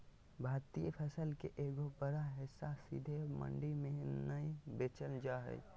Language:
Magahi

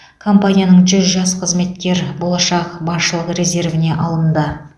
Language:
Kazakh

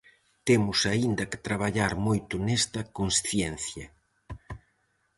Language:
Galician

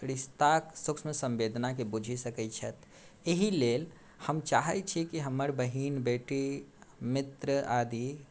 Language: Maithili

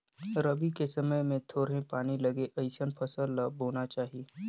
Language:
Chhattisgarhi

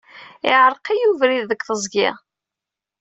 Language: Kabyle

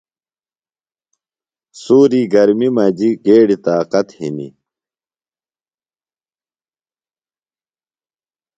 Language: Phalura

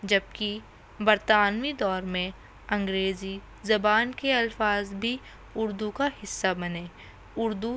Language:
Urdu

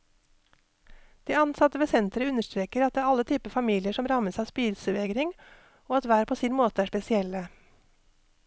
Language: Norwegian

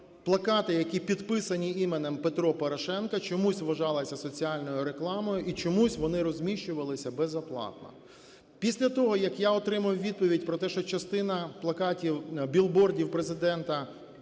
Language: Ukrainian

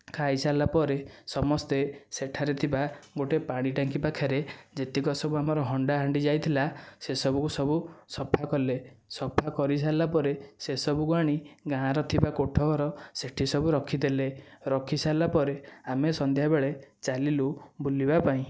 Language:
Odia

